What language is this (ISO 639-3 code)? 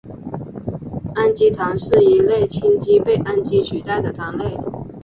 zho